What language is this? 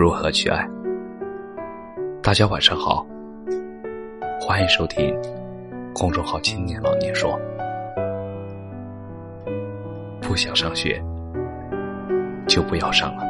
Chinese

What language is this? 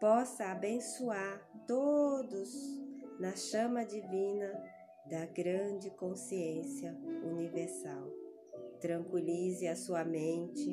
Portuguese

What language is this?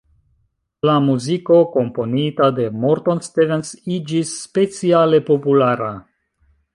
Esperanto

